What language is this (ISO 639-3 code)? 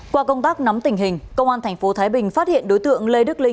vie